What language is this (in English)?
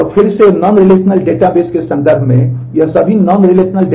Hindi